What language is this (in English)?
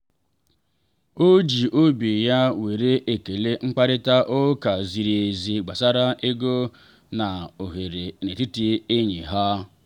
Igbo